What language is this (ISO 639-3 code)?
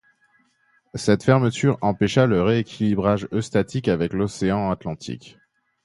fra